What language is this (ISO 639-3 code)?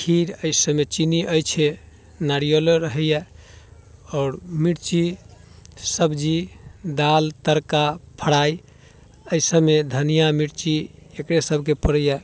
mai